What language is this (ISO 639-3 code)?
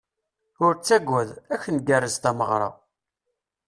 kab